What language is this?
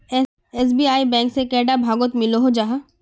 Magahi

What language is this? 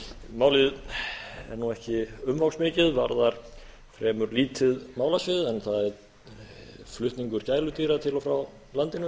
Icelandic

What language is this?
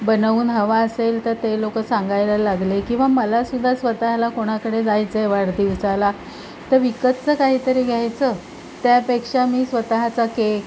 Marathi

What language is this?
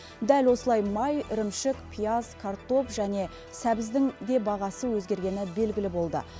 Kazakh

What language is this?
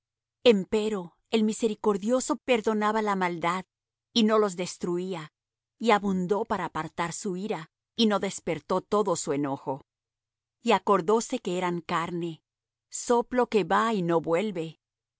Spanish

